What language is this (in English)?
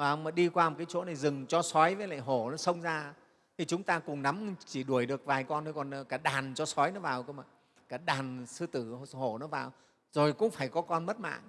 Vietnamese